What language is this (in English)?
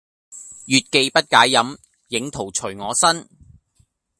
Cantonese